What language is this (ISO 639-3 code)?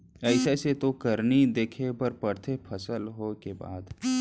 hne